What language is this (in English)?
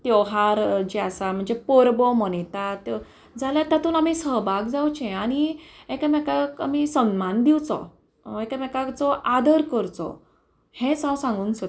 Konkani